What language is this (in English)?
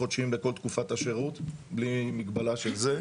Hebrew